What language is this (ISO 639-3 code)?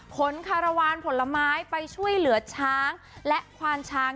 tha